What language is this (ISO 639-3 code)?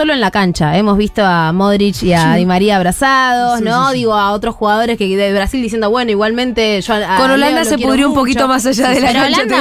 spa